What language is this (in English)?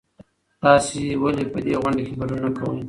Pashto